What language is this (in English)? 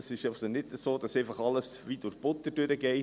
Swiss German